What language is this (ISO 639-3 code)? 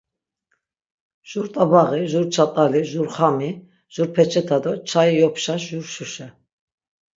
lzz